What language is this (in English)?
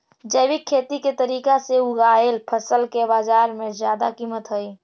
Magahi